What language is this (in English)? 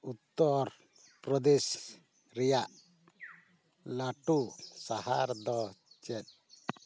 Santali